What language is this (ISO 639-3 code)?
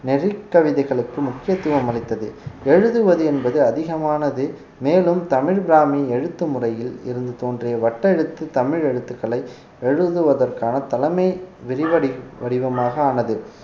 tam